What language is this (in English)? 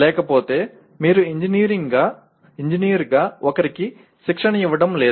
Telugu